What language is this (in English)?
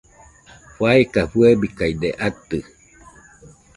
Nüpode Huitoto